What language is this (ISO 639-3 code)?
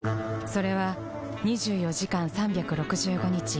jpn